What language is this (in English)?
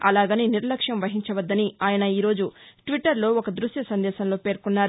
Telugu